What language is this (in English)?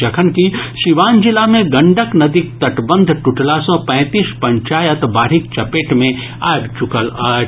Maithili